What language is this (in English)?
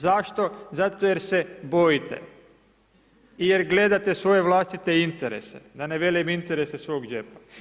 Croatian